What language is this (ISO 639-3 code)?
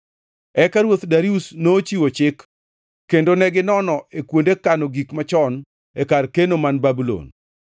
luo